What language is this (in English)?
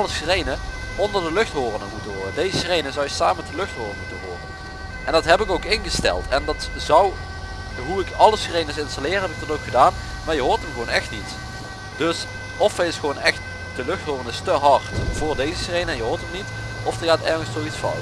Dutch